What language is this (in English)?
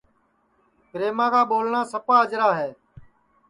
Sansi